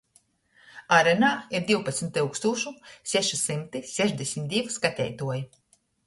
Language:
Latgalian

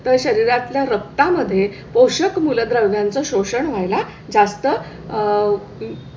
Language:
Marathi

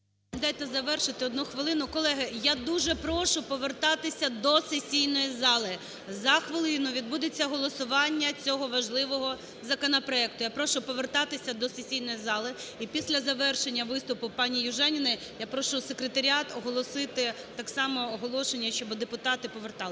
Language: Ukrainian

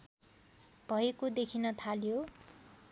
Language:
Nepali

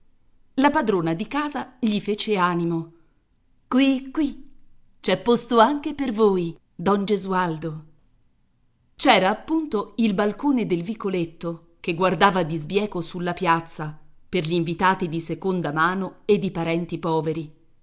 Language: Italian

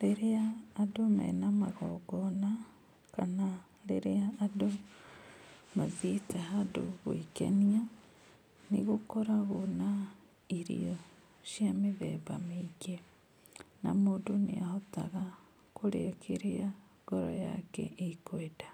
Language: Kikuyu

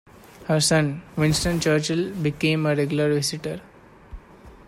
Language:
English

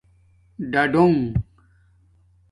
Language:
Domaaki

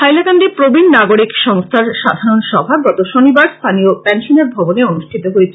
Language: Bangla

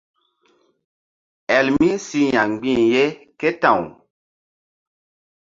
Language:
Mbum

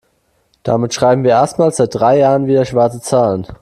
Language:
German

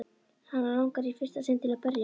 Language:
Icelandic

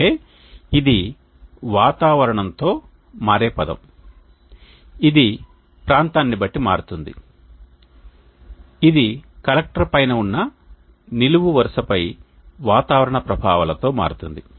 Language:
Telugu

